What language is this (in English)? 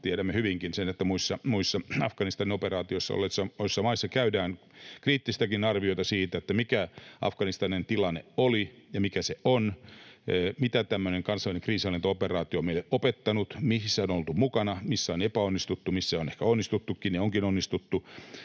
Finnish